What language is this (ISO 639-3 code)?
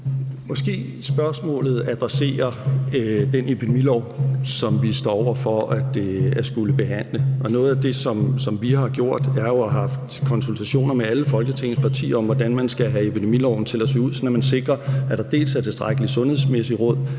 dan